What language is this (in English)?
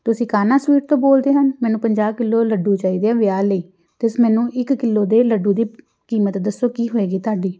Punjabi